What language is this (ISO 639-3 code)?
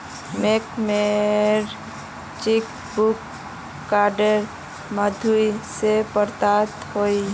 mag